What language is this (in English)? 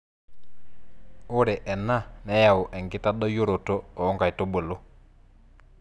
Masai